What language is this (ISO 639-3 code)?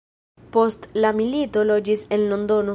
epo